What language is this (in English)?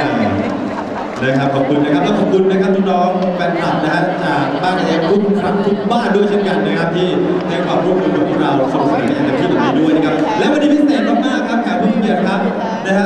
Thai